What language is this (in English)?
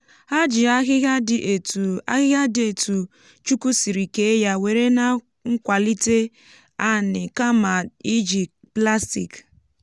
Igbo